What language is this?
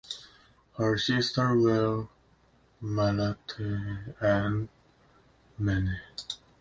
English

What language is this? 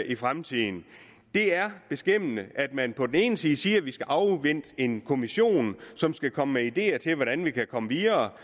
Danish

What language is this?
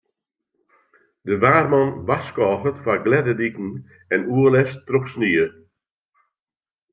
Western Frisian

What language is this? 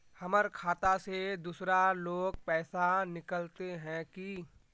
Magahi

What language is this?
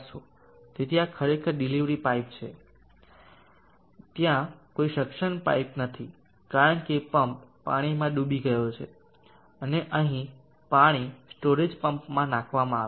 Gujarati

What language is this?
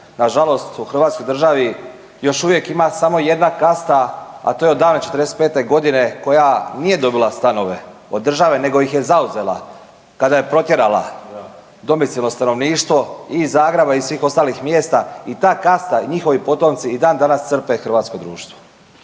Croatian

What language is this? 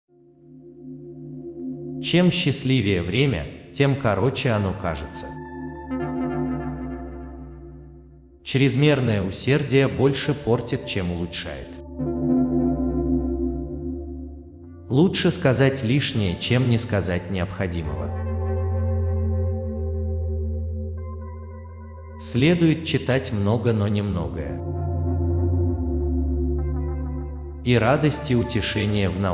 Russian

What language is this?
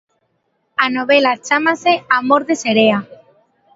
Galician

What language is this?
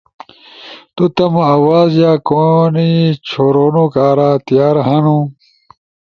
Ushojo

